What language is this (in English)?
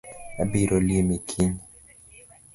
Luo (Kenya and Tanzania)